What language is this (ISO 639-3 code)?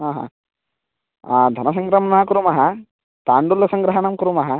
san